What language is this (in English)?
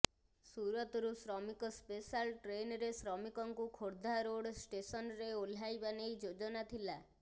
Odia